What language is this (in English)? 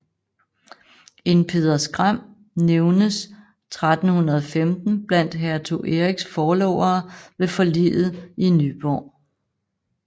Danish